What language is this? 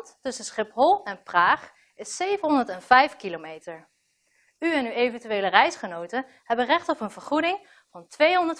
Dutch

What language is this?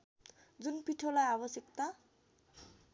Nepali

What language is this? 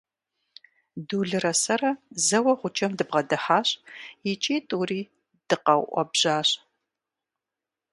Kabardian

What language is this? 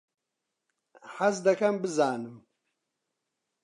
Central Kurdish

